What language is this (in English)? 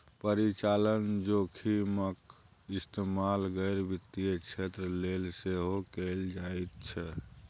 Maithili